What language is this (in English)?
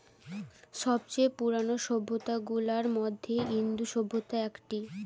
Bangla